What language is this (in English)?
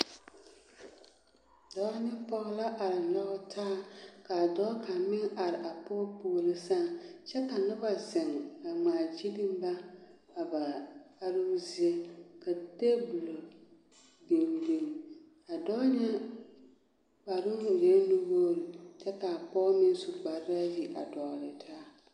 Southern Dagaare